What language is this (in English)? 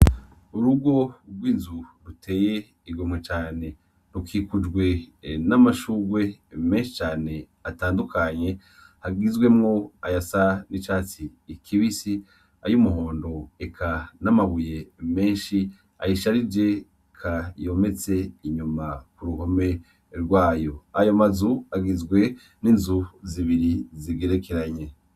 Rundi